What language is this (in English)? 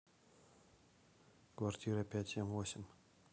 Russian